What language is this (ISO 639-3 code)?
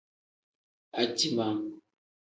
kdh